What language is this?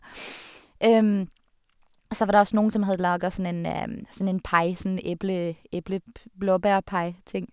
Norwegian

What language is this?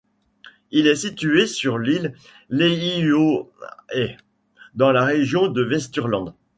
French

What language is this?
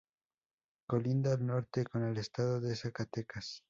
Spanish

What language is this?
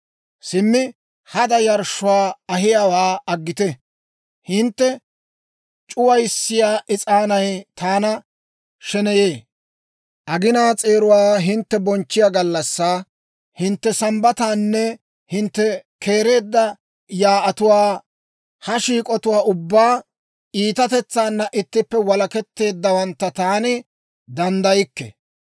Dawro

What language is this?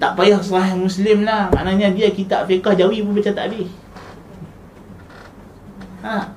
Malay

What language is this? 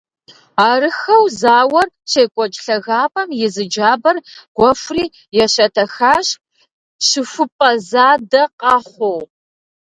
Kabardian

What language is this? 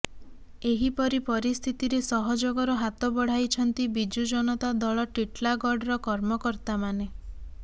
Odia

